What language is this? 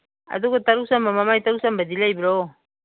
Manipuri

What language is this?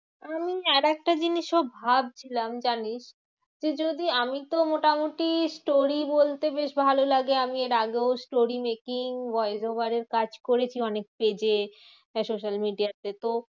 Bangla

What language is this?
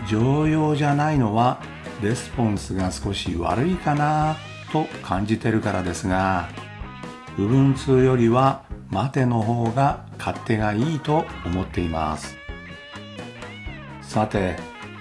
Japanese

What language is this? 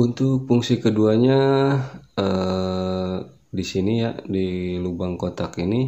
Indonesian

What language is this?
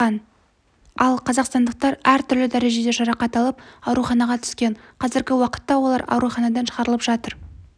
Kazakh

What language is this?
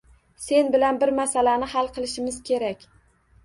Uzbek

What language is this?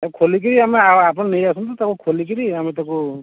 Odia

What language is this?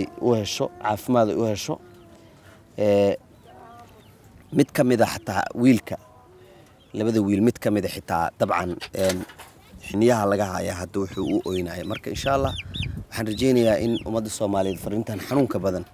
Arabic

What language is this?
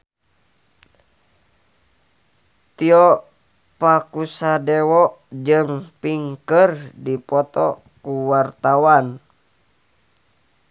Sundanese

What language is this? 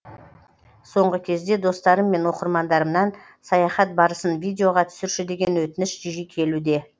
Kazakh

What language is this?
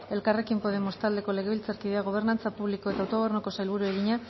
Basque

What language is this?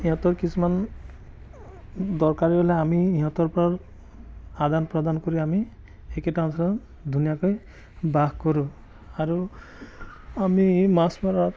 Assamese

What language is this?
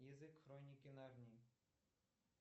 Russian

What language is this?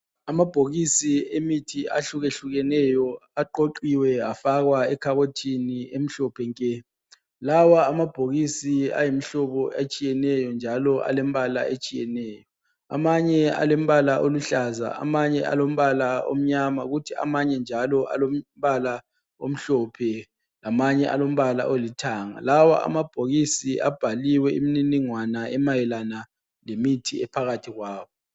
North Ndebele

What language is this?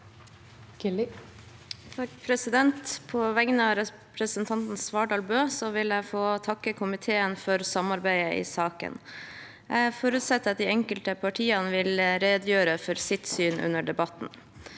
Norwegian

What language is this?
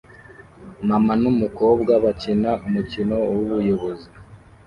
Kinyarwanda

